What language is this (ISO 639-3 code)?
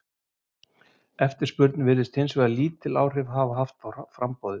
isl